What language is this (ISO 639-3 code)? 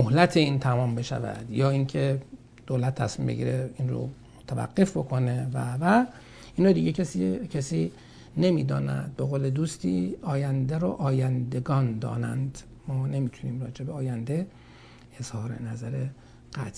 fas